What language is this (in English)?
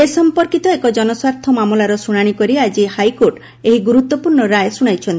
Odia